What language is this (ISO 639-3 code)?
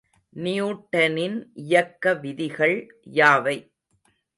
tam